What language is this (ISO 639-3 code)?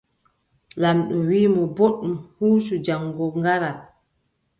fub